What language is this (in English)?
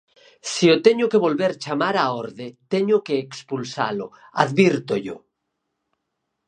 Galician